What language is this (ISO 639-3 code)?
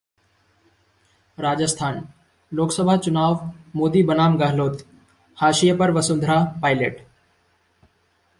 hin